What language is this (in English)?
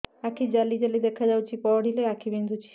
Odia